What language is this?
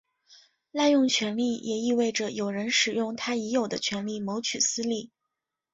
Chinese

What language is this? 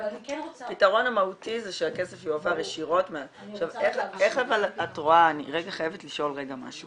Hebrew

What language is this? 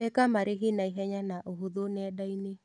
Kikuyu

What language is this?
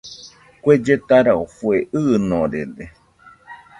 Nüpode Huitoto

